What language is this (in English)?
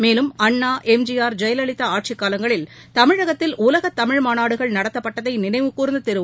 Tamil